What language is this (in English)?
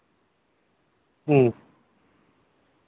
Santali